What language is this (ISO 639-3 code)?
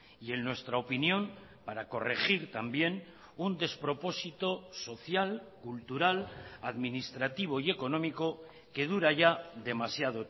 spa